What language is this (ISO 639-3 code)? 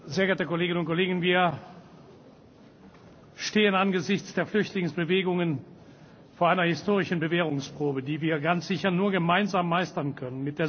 deu